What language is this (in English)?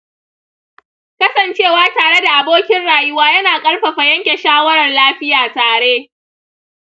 Hausa